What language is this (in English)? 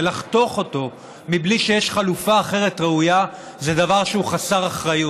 Hebrew